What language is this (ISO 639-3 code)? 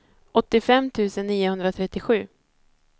swe